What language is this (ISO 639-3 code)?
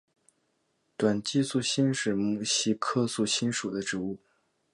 zho